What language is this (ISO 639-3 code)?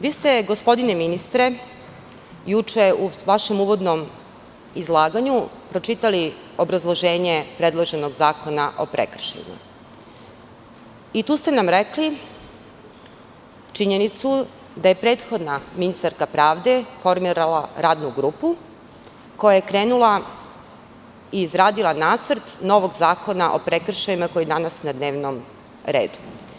srp